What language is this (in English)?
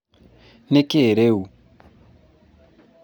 Kikuyu